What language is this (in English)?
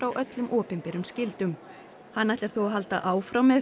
Icelandic